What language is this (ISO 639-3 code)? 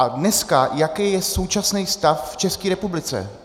ces